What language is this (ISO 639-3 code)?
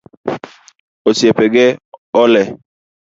luo